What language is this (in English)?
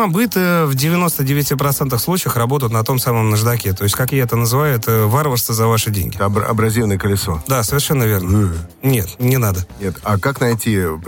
Russian